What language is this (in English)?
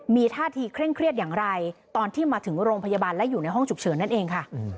Thai